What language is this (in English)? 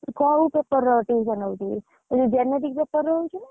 Odia